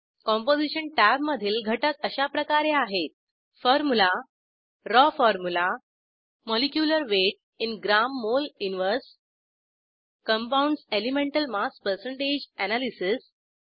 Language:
Marathi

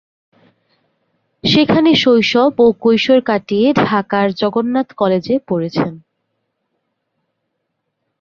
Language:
Bangla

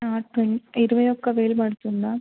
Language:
Telugu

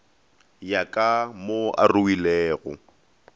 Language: Northern Sotho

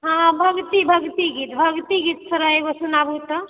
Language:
Maithili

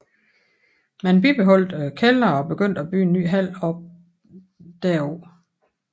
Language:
Danish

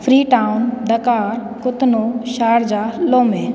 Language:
Sindhi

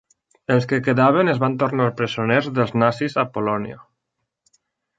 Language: Catalan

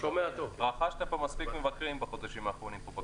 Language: Hebrew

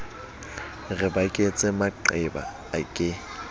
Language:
Southern Sotho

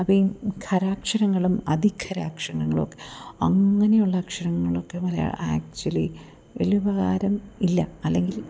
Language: Malayalam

